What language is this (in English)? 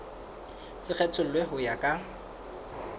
Southern Sotho